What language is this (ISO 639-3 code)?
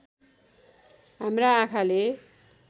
nep